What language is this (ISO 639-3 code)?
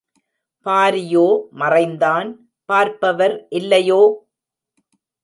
tam